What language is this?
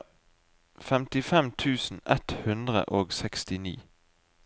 Norwegian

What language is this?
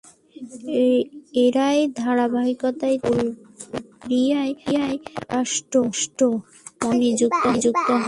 Bangla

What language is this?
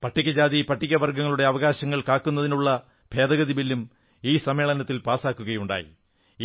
Malayalam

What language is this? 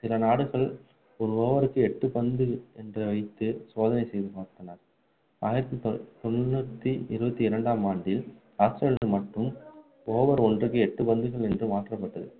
Tamil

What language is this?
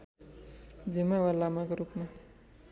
Nepali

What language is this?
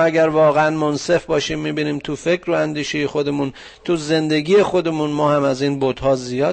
Persian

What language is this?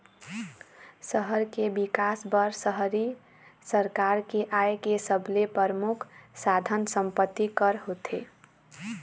Chhattisgarhi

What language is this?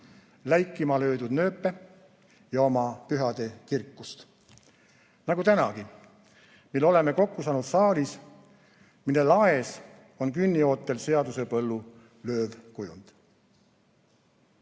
Estonian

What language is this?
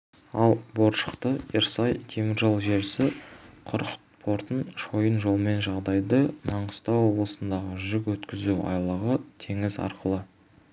Kazakh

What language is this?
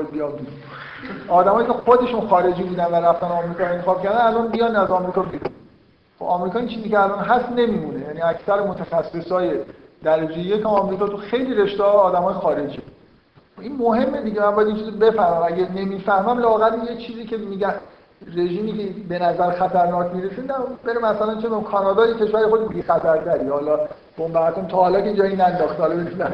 Persian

